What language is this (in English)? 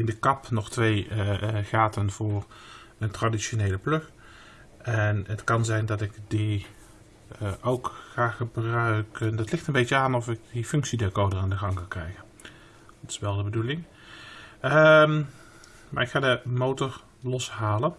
Dutch